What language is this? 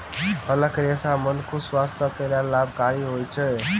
Maithili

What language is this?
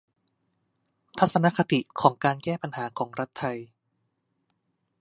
Thai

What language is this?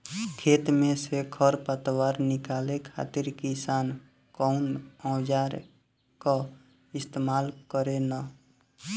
Bhojpuri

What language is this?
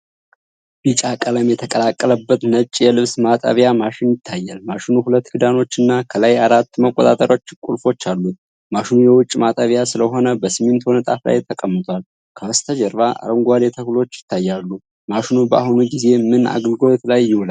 Amharic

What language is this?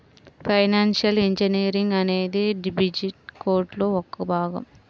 Telugu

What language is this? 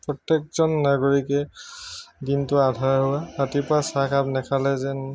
Assamese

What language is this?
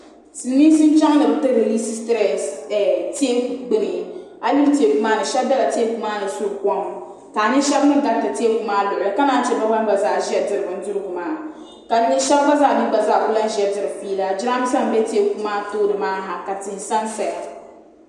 Dagbani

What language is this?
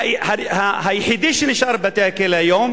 Hebrew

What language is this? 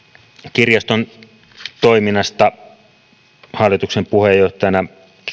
Finnish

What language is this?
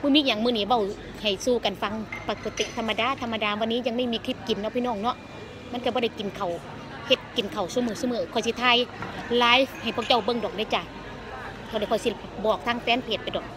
Thai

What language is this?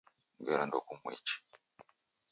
Taita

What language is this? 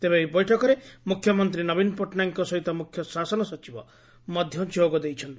Odia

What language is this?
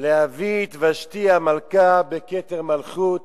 Hebrew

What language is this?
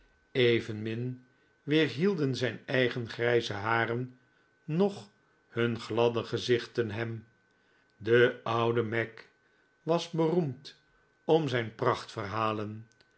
Dutch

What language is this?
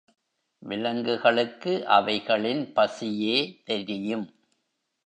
Tamil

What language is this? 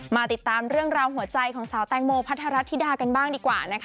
Thai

